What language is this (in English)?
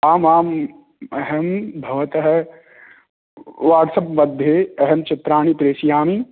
Sanskrit